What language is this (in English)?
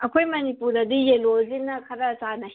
Manipuri